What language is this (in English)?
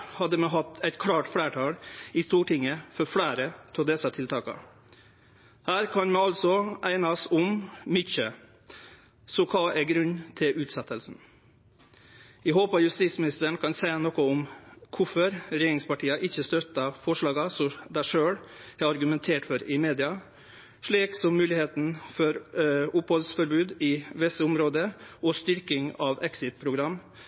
Norwegian Nynorsk